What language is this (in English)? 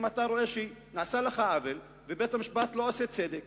Hebrew